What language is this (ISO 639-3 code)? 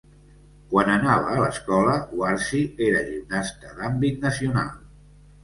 cat